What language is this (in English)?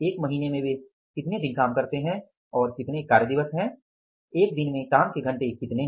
Hindi